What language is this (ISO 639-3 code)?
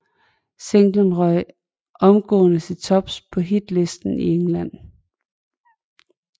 dan